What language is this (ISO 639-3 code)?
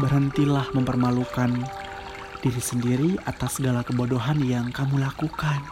ind